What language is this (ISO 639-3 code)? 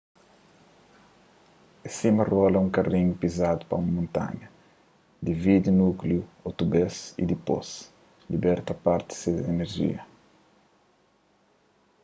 kea